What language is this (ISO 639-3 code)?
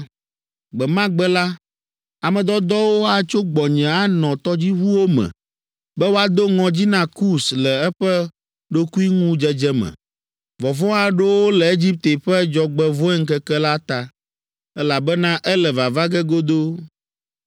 ewe